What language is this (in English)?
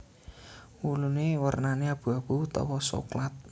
Javanese